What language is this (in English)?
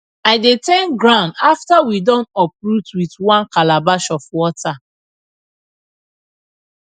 Nigerian Pidgin